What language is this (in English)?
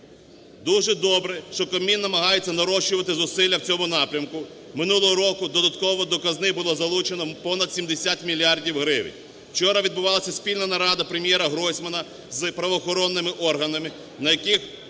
Ukrainian